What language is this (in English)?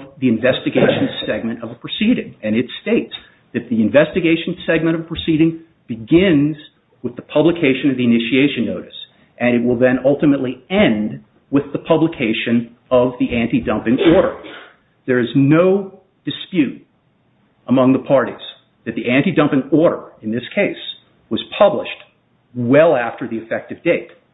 English